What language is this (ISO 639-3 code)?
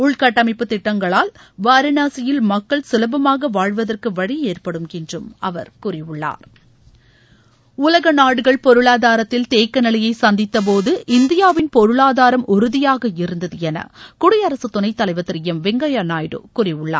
tam